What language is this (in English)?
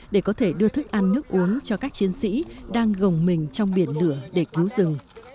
Vietnamese